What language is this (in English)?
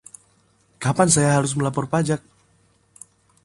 Indonesian